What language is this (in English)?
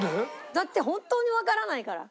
Japanese